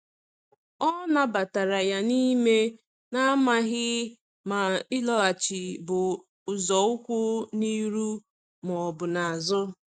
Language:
Igbo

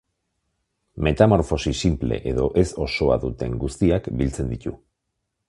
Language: Basque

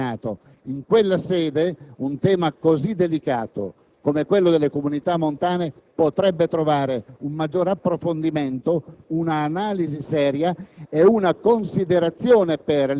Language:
Italian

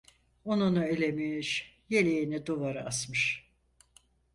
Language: Turkish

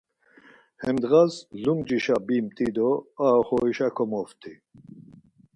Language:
Laz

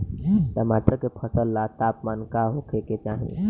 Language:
Bhojpuri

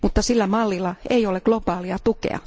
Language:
Finnish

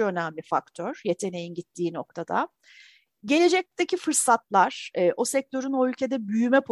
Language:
Turkish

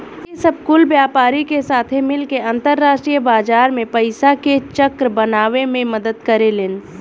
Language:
Bhojpuri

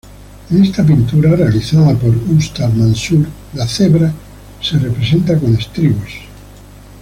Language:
Spanish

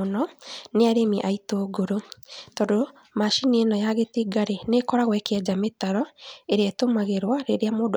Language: Kikuyu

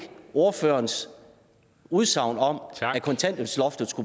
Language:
Danish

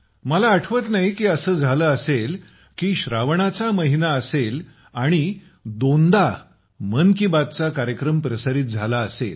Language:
Marathi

